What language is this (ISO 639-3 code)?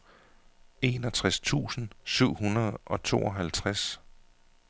dan